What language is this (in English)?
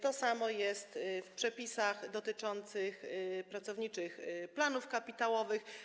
Polish